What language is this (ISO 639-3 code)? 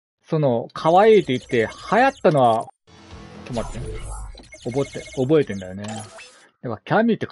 jpn